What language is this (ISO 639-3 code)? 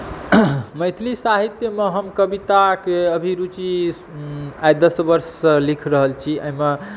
mai